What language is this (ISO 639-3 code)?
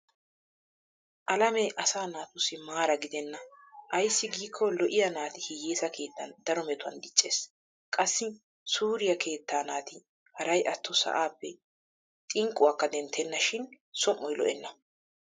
wal